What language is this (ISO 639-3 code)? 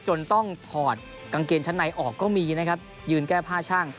tha